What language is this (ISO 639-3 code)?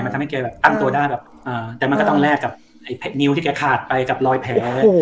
tha